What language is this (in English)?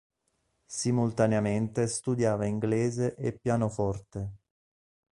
Italian